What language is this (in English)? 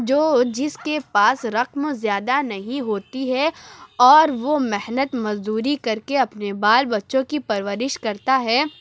Urdu